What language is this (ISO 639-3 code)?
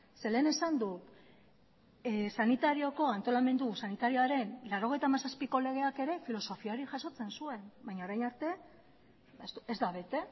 eus